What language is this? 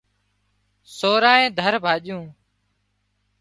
Wadiyara Koli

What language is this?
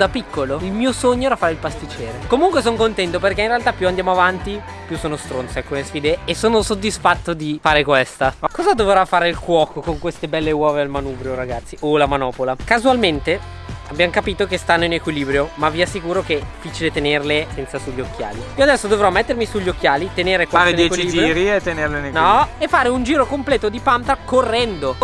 Italian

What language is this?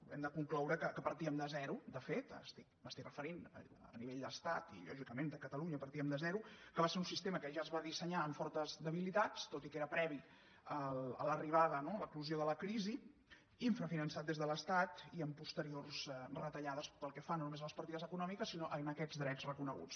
Catalan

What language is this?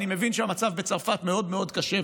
Hebrew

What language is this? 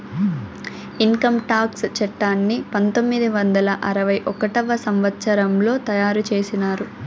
Telugu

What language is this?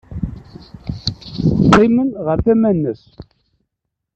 Kabyle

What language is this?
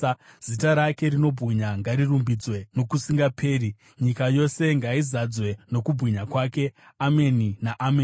Shona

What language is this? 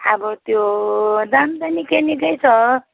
Nepali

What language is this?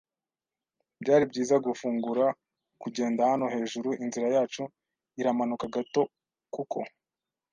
Kinyarwanda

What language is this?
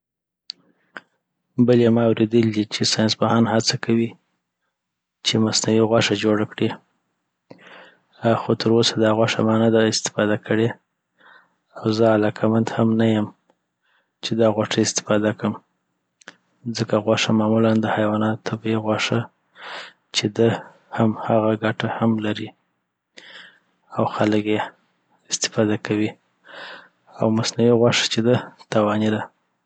Southern Pashto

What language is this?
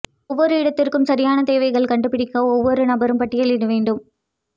Tamil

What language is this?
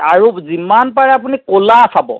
Assamese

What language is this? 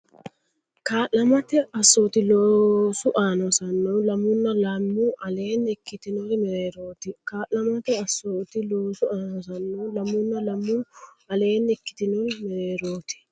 Sidamo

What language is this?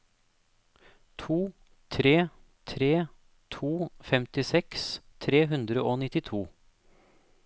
Norwegian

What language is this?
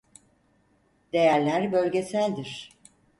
Turkish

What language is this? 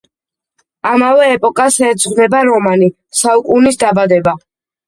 Georgian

